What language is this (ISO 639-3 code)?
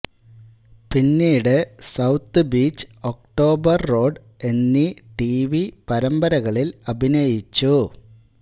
mal